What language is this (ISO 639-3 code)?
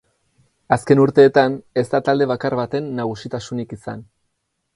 eus